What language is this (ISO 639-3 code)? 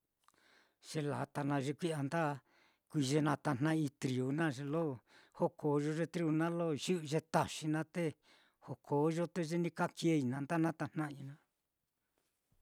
vmm